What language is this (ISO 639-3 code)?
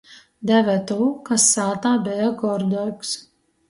ltg